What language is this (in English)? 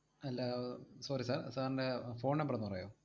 Malayalam